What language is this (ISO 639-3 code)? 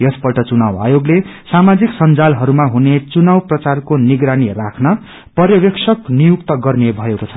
nep